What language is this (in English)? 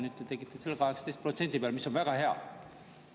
Estonian